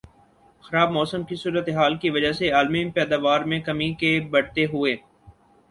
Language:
Urdu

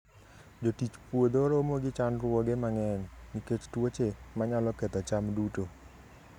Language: Luo (Kenya and Tanzania)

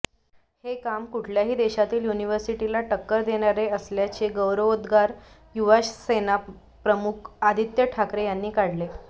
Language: Marathi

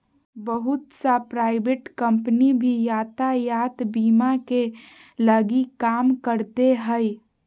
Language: Magahi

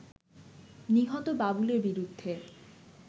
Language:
Bangla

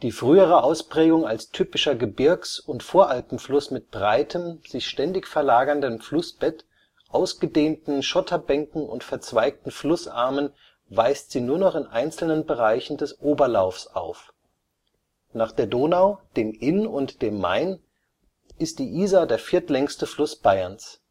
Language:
German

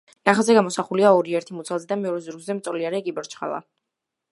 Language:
Georgian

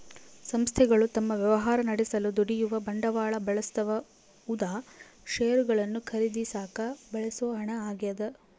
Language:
Kannada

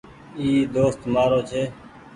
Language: Goaria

